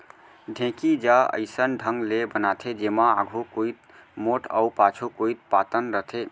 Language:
Chhattisgarhi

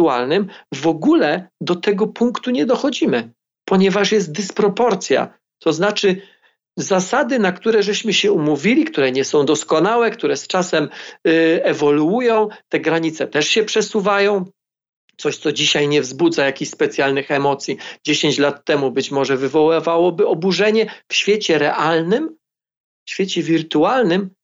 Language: Polish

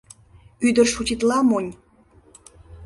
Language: Mari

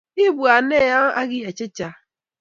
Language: Kalenjin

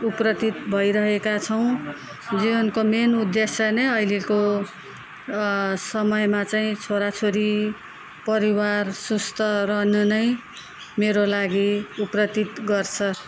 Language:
Nepali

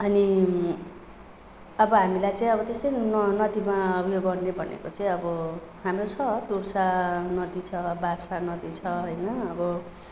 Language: Nepali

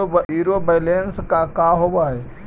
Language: Magahi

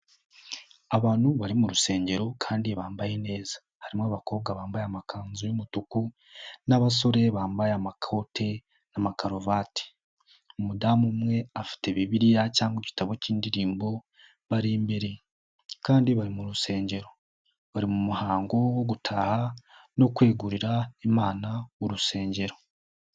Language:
Kinyarwanda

